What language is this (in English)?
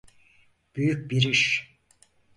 Turkish